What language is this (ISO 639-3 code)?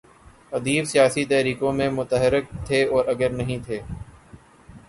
urd